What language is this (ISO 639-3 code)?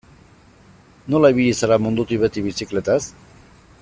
eus